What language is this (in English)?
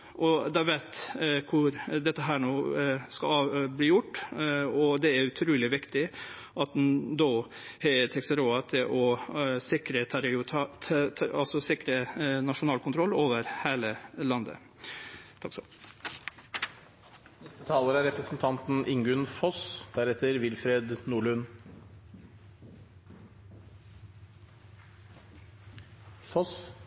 Norwegian